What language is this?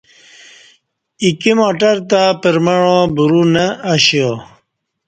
Kati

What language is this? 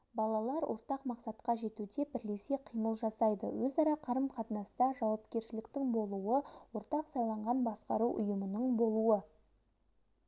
Kazakh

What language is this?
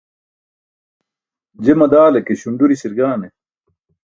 Burushaski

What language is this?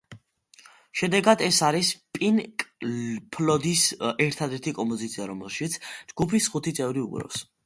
Georgian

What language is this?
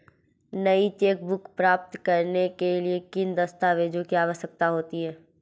Hindi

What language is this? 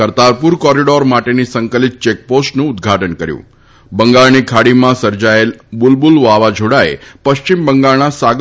Gujarati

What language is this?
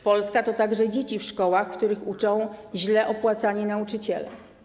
Polish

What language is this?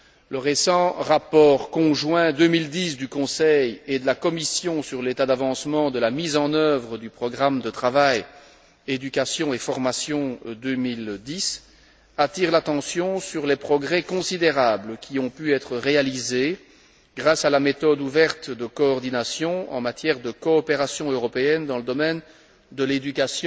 French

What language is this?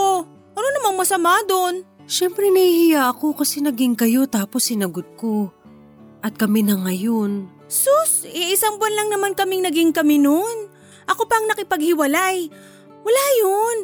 Filipino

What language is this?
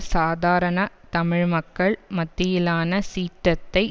Tamil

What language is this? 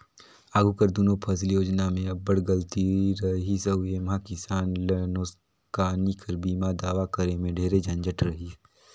Chhattisgarhi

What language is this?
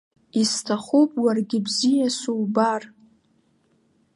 Abkhazian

